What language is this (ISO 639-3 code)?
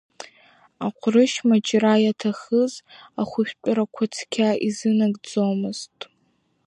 abk